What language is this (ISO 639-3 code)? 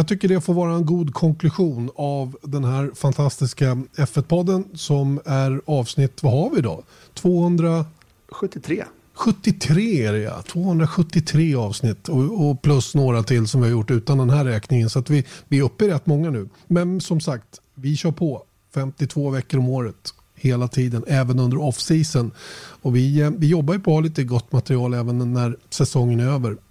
swe